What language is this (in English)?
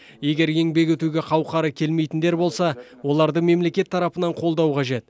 Kazakh